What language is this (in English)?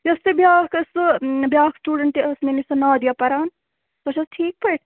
Kashmiri